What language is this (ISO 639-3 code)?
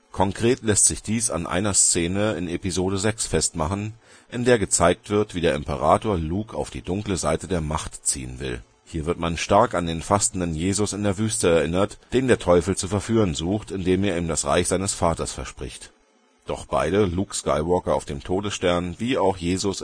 deu